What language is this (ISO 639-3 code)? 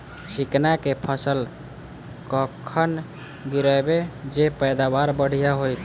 mai